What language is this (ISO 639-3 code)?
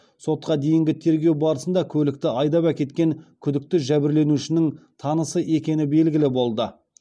kaz